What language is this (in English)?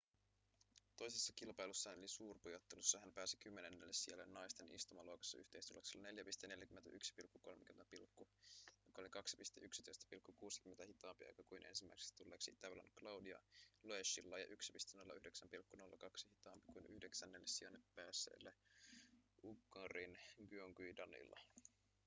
Finnish